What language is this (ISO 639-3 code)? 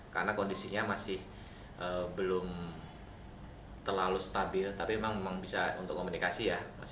ind